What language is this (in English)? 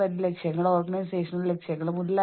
Malayalam